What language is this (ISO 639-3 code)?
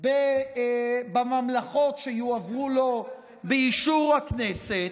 heb